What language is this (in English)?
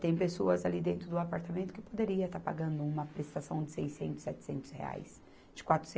Portuguese